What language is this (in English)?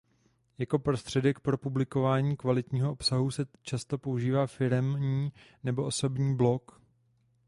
Czech